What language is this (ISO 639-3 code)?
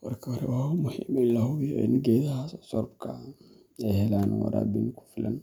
som